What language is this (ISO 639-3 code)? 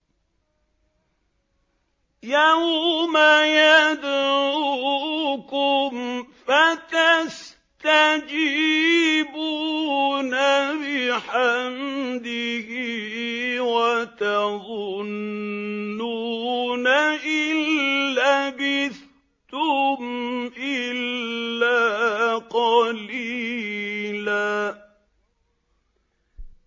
ara